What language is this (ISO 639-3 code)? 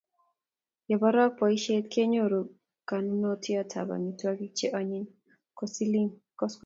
kln